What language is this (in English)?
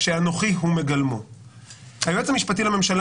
Hebrew